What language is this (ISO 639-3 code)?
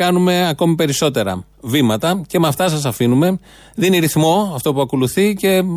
ell